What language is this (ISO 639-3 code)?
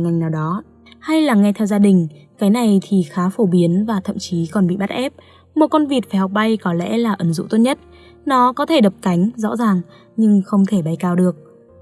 vie